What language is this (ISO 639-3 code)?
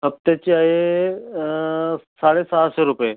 mar